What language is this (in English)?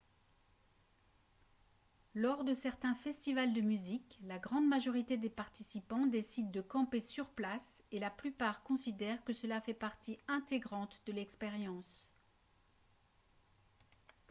French